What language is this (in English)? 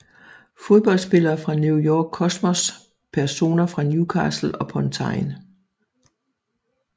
Danish